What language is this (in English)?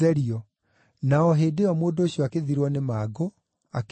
Kikuyu